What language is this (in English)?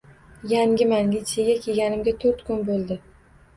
Uzbek